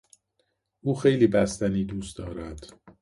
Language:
Persian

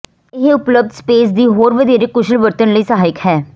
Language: Punjabi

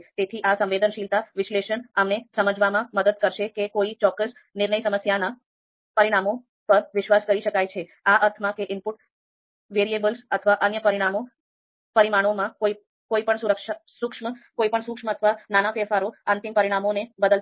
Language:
Gujarati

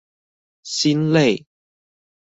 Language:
Chinese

